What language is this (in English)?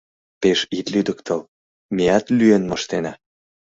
Mari